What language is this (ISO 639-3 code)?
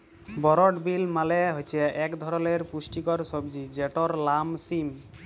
ben